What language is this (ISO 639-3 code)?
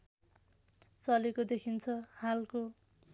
nep